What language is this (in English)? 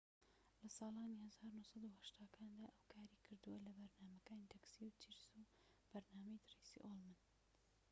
Central Kurdish